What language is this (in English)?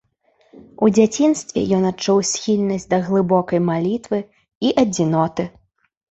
Belarusian